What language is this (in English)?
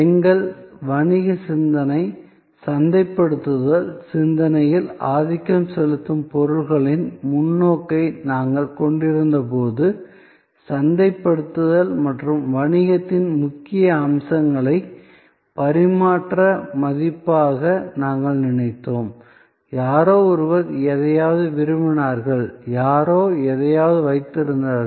Tamil